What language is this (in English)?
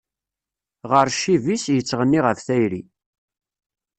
Kabyle